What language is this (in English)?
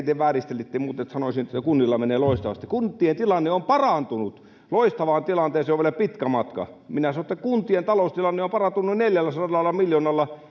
Finnish